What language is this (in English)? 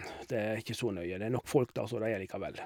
Norwegian